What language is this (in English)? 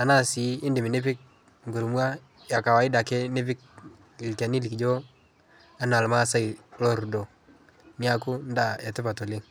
Masai